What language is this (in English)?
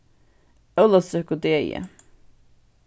Faroese